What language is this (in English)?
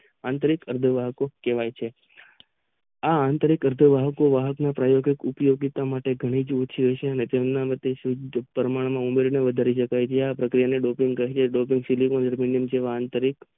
Gujarati